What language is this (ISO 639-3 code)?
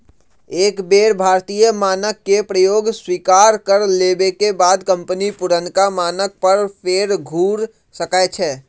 mag